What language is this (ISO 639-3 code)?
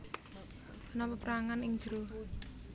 jav